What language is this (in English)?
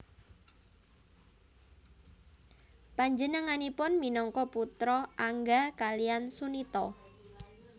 Javanese